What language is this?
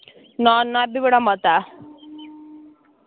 Dogri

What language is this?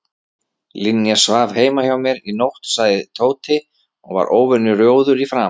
Icelandic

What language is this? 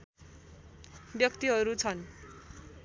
Nepali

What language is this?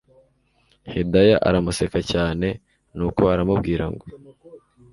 Kinyarwanda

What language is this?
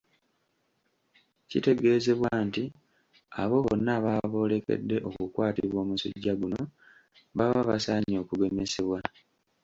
Ganda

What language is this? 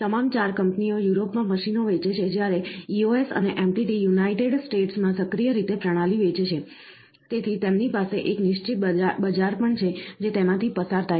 Gujarati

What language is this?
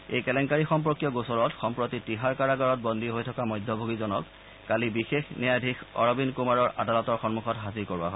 Assamese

